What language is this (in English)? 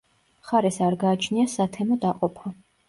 Georgian